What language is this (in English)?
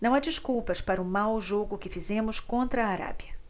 Portuguese